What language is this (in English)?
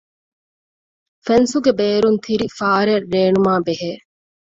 Divehi